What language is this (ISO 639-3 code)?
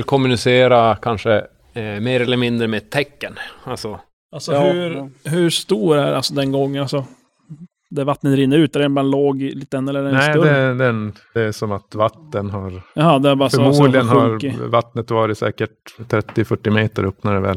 swe